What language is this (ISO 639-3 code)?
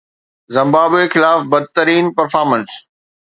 snd